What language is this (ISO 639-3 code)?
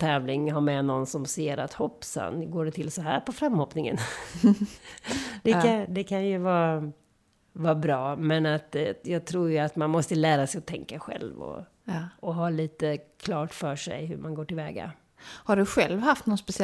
swe